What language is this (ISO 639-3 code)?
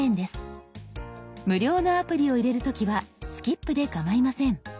jpn